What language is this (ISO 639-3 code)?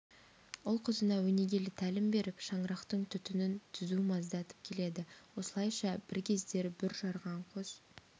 kaz